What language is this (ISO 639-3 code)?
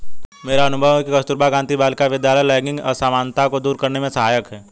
hin